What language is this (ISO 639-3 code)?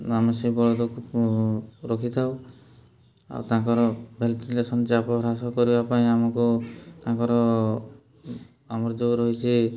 ori